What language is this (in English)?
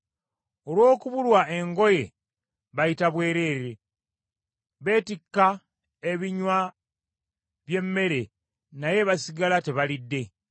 Ganda